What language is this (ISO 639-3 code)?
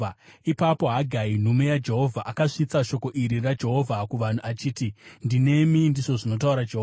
sna